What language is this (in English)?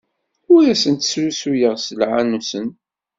Kabyle